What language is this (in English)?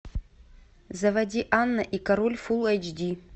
Russian